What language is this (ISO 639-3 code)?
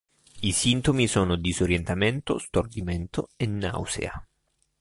ita